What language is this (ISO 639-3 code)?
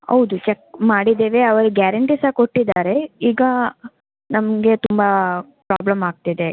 kan